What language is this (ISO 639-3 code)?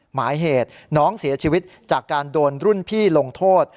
tha